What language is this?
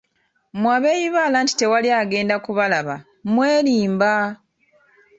Ganda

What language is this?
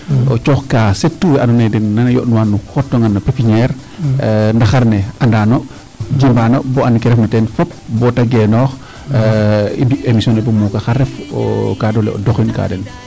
Serer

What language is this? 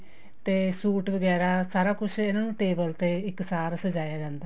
Punjabi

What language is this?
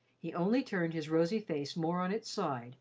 English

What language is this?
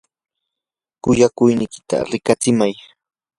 Yanahuanca Pasco Quechua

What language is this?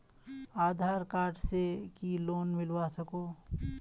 Magahi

